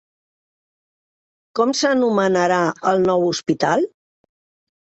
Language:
Catalan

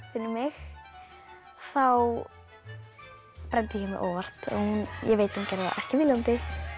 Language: Icelandic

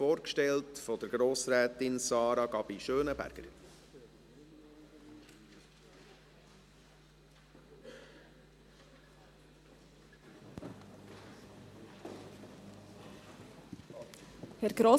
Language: Swiss German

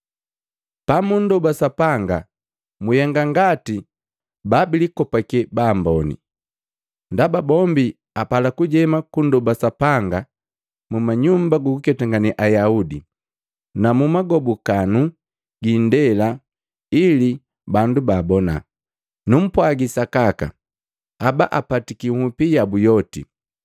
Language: Matengo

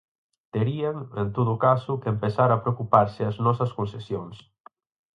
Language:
Galician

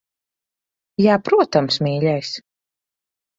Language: Latvian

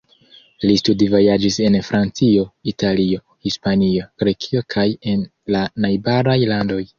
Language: Esperanto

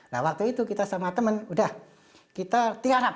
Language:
Indonesian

